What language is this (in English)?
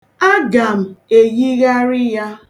Igbo